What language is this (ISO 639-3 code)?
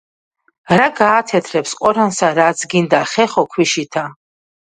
kat